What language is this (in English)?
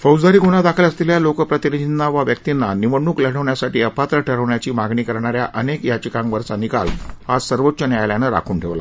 Marathi